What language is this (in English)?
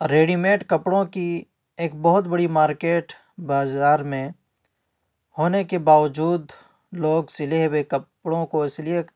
Urdu